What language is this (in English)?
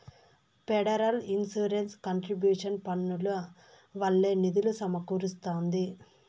Telugu